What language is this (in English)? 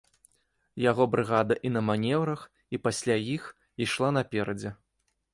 Belarusian